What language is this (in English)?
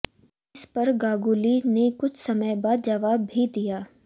Hindi